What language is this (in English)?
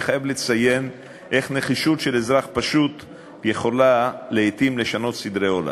Hebrew